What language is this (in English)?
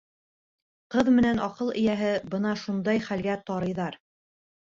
Bashkir